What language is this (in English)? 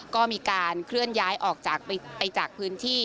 Thai